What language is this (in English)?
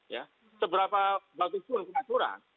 Indonesian